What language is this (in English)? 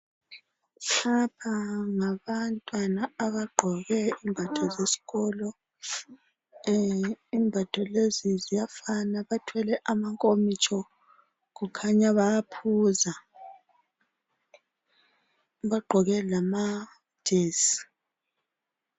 North Ndebele